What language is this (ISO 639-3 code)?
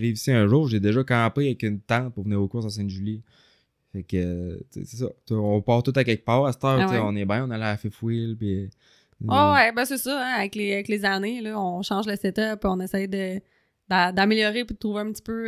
fra